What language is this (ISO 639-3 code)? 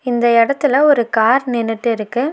tam